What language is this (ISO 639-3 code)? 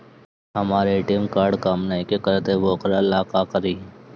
bho